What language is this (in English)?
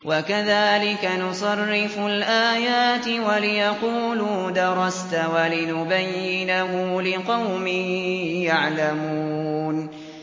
Arabic